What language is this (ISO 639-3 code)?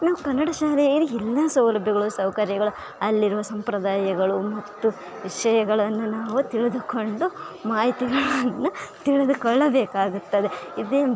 kan